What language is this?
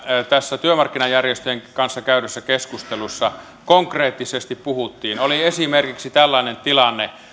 Finnish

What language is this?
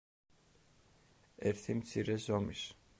Georgian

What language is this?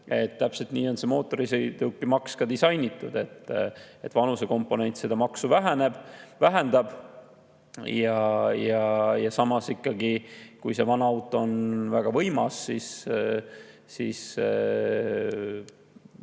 Estonian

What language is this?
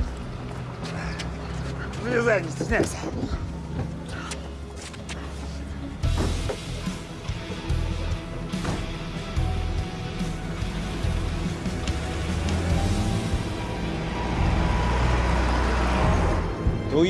Russian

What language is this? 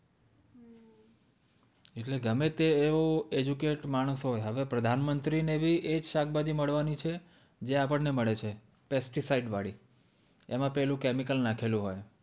Gujarati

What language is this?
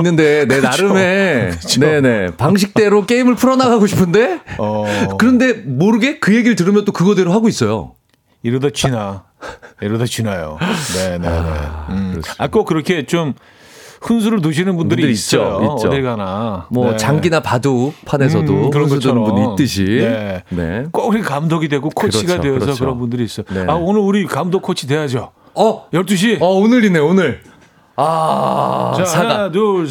Korean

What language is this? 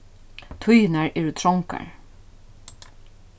Faroese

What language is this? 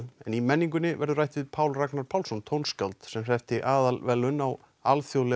Icelandic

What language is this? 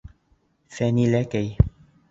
Bashkir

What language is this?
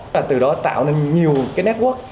Vietnamese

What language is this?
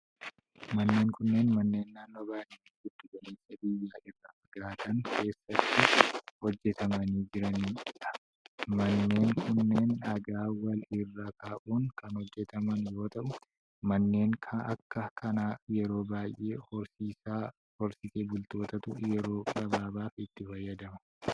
Oromo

